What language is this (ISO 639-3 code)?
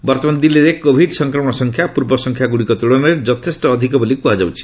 ori